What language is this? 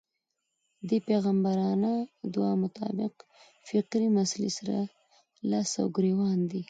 Pashto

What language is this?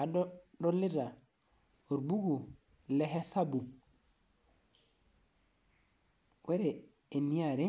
Masai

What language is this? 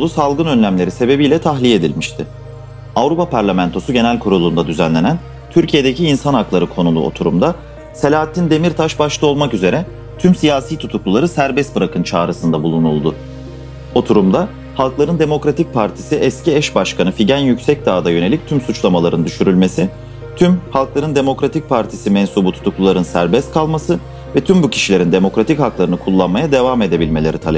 Turkish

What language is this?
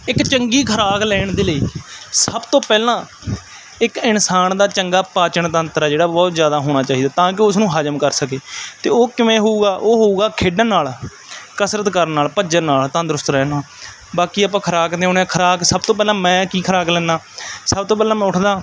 Punjabi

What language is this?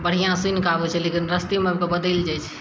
Maithili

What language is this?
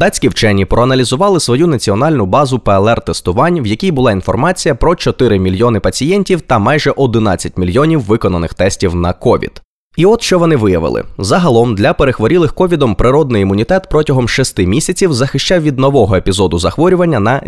Ukrainian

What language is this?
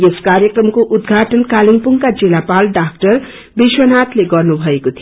Nepali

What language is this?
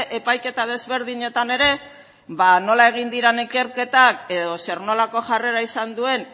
Basque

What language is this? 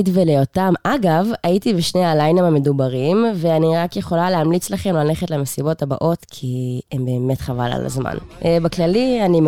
Hebrew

